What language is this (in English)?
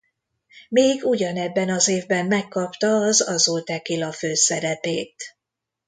Hungarian